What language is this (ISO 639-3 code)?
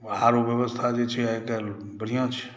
mai